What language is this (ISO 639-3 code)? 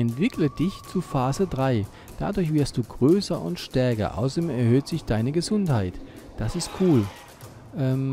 deu